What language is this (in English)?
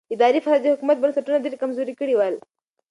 Pashto